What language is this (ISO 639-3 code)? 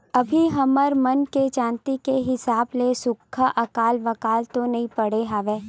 hne